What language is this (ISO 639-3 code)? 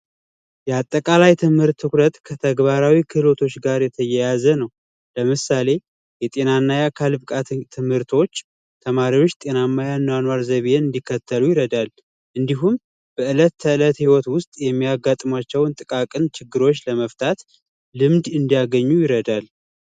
amh